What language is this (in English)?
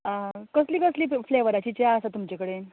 Konkani